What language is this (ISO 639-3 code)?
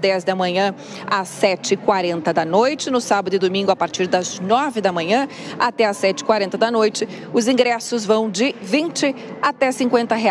por